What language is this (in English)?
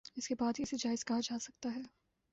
Urdu